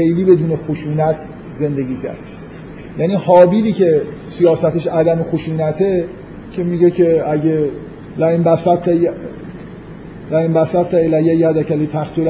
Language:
Persian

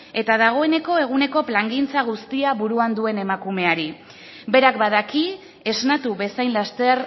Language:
Basque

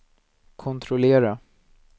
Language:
Swedish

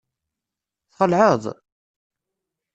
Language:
Kabyle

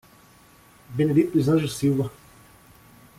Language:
Portuguese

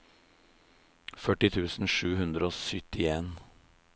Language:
Norwegian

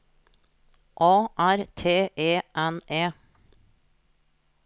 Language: Norwegian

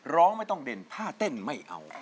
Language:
Thai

